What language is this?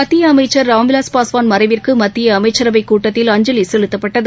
Tamil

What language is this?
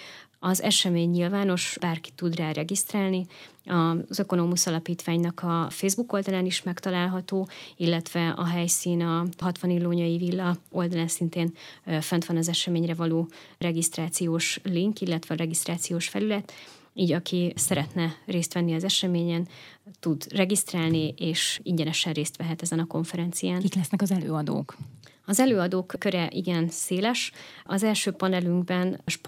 Hungarian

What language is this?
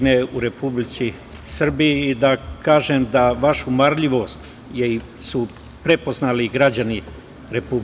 Serbian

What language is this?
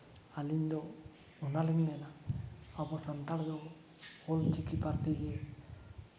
Santali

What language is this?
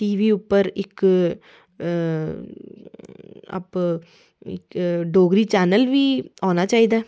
Dogri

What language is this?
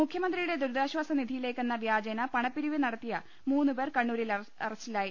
Malayalam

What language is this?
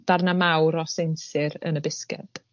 Welsh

